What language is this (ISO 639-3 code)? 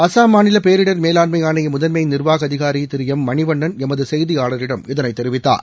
tam